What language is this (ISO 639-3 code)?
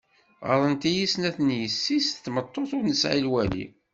kab